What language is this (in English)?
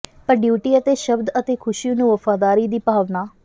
Punjabi